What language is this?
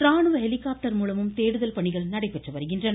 Tamil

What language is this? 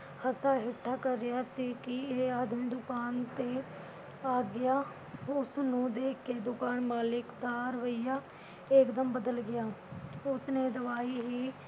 Punjabi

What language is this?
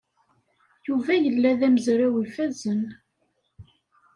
Kabyle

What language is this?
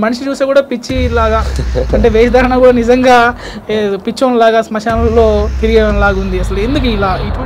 Telugu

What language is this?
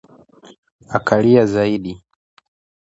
Swahili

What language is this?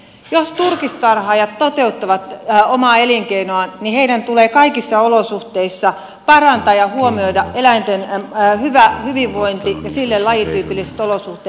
Finnish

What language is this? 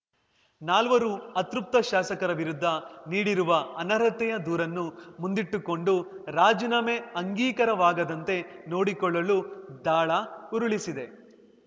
Kannada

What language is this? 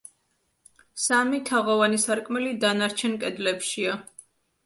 Georgian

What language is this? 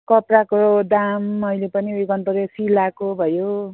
Nepali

